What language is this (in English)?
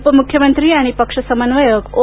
Marathi